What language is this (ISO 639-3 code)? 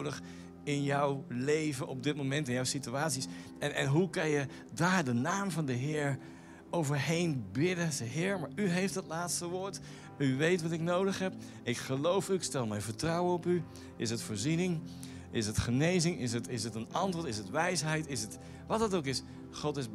nld